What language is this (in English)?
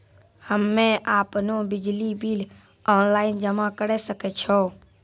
Maithili